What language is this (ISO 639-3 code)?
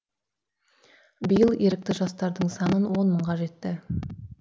kaz